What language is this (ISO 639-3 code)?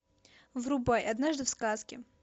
rus